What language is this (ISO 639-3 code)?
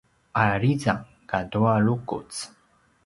pwn